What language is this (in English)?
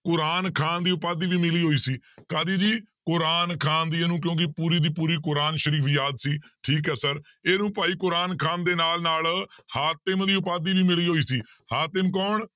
Punjabi